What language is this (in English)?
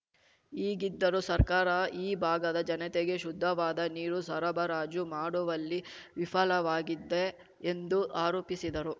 Kannada